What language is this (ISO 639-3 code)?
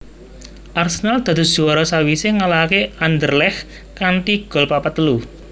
jav